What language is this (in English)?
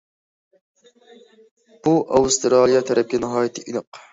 Uyghur